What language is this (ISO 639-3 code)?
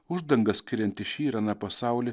lit